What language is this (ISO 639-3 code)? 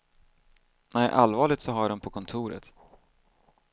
swe